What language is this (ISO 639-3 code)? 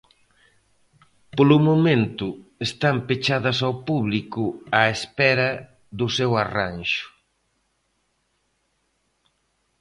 glg